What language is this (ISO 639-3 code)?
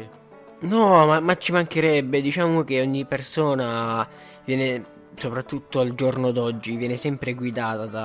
ita